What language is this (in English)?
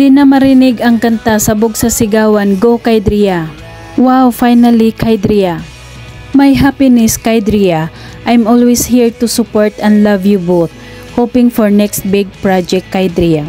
Filipino